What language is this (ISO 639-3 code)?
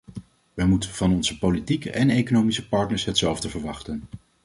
nld